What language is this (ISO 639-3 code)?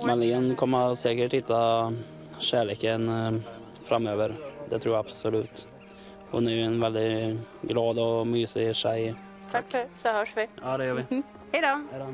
swe